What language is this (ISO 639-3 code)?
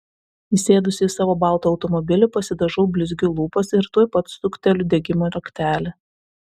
lit